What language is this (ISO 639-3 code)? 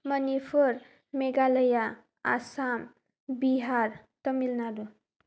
brx